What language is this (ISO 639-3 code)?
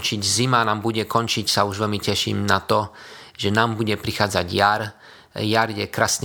slk